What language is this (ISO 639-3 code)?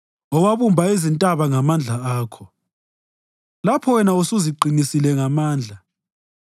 nde